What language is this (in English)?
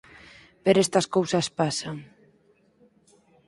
Galician